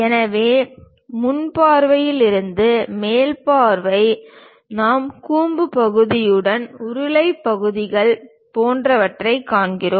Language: Tamil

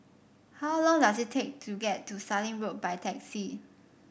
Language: English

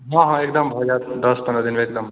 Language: Maithili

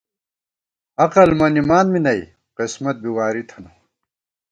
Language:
Gawar-Bati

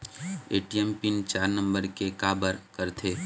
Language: Chhattisgarhi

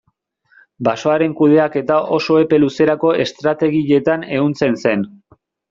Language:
Basque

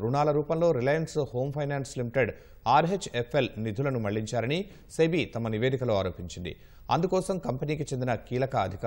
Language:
Telugu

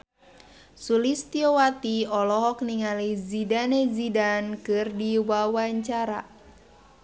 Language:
Sundanese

